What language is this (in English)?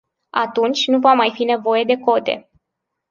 Romanian